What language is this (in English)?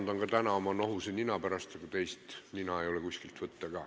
Estonian